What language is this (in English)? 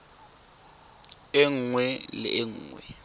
Tswana